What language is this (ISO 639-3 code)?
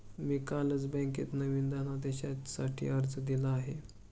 mar